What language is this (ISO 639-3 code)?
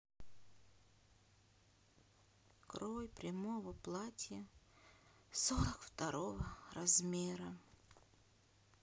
rus